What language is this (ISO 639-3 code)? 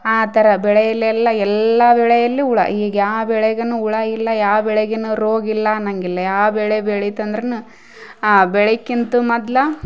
kan